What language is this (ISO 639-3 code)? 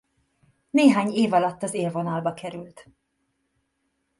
hun